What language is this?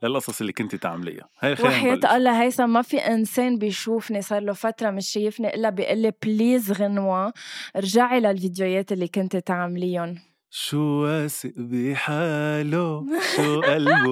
Arabic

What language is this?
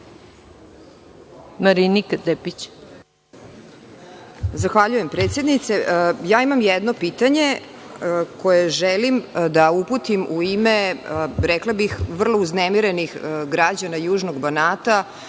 Serbian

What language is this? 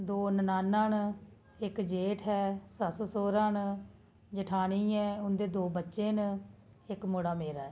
Dogri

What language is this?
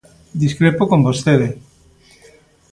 Galician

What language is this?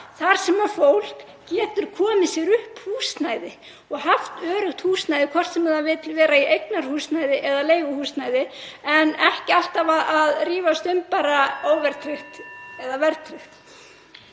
Icelandic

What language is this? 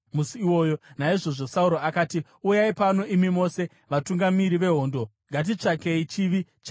Shona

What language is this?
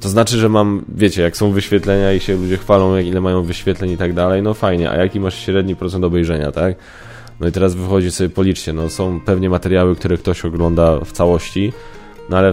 Polish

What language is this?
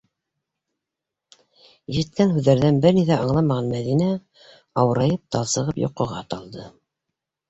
Bashkir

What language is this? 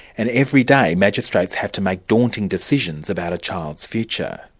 English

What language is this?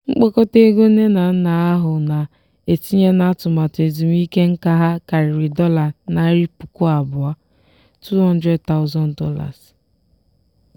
Igbo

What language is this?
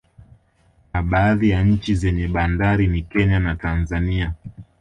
Swahili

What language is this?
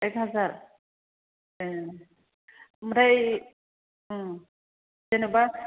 Bodo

